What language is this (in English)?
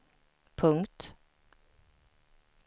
Swedish